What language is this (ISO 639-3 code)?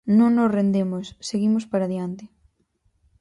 glg